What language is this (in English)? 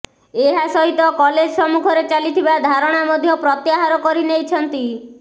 Odia